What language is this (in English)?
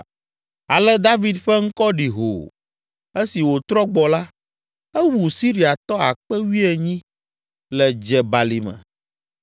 Ewe